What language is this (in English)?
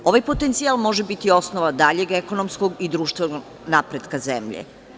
Serbian